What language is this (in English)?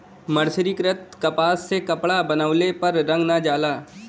Bhojpuri